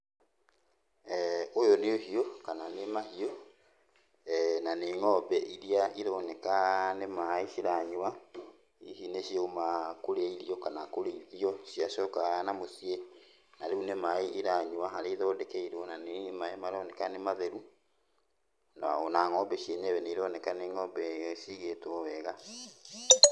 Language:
Kikuyu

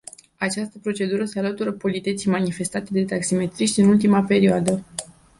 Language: Romanian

